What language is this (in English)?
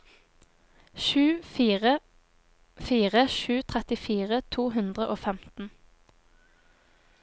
Norwegian